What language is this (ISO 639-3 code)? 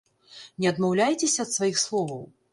bel